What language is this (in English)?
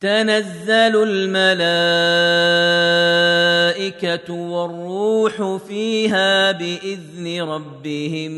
Arabic